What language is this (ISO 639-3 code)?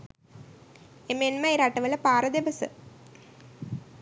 sin